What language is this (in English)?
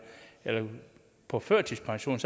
Danish